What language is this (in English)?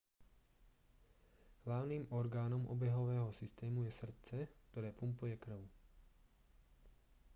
Slovak